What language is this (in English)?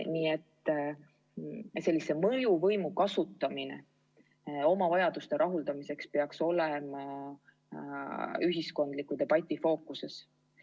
Estonian